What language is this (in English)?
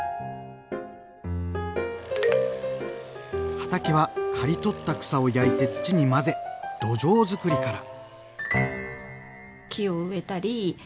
Japanese